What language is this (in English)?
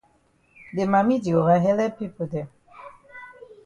Cameroon Pidgin